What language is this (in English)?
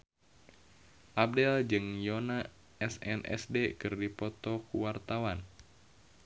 Sundanese